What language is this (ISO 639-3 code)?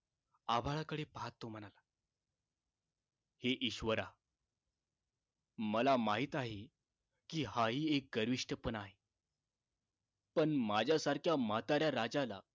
mar